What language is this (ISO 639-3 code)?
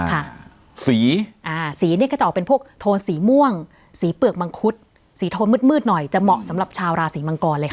tha